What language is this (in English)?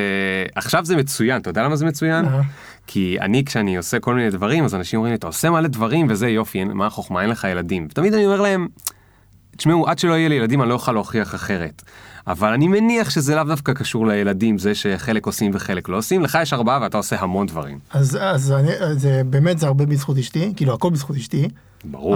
Hebrew